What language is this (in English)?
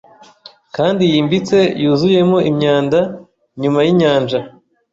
Kinyarwanda